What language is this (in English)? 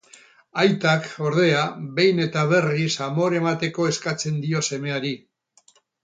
Basque